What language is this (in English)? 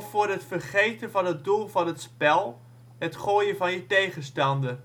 Dutch